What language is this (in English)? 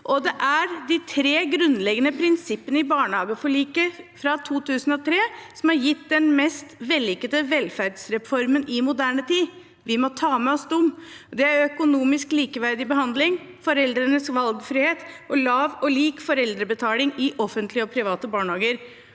Norwegian